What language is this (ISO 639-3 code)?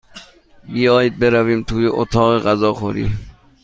fas